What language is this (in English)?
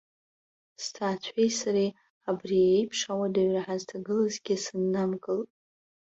Abkhazian